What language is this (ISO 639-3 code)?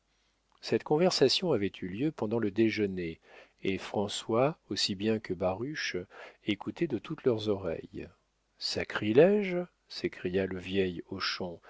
fra